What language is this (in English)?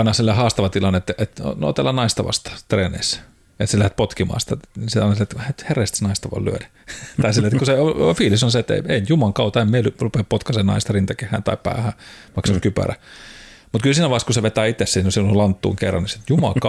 Finnish